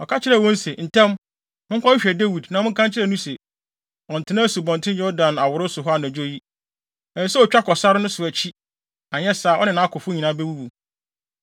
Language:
Akan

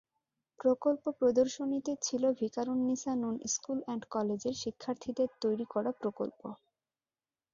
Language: Bangla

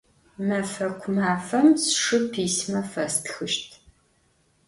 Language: Adyghe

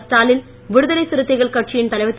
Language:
Tamil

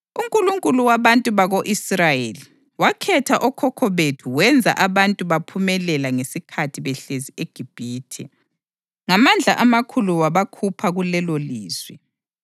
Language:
North Ndebele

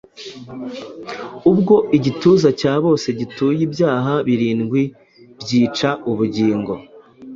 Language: Kinyarwanda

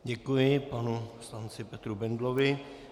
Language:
Czech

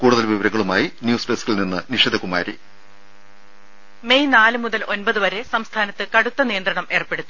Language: Malayalam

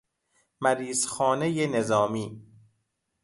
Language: Persian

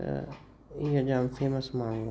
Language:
Sindhi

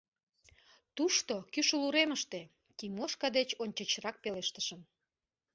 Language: Mari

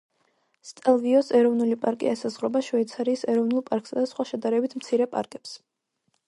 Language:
Georgian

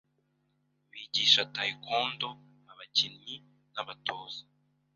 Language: Kinyarwanda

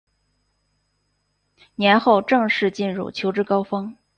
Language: Chinese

